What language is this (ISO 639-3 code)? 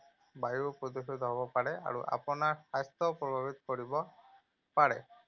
asm